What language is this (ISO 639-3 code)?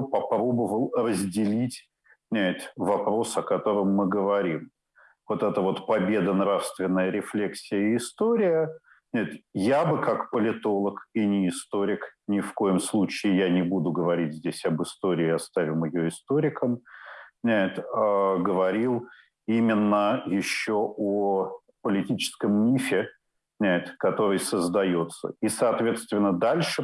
rus